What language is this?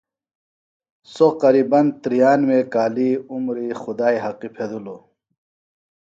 Phalura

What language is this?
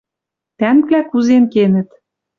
Western Mari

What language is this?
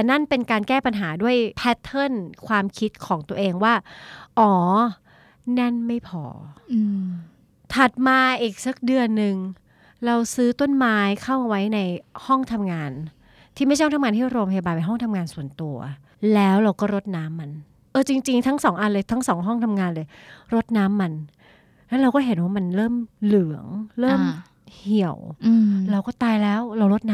Thai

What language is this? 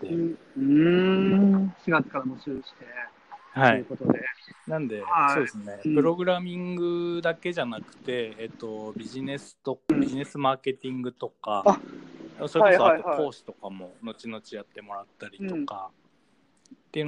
Japanese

